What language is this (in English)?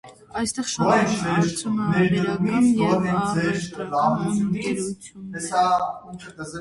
Armenian